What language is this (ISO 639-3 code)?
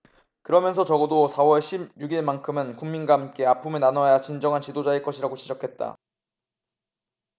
kor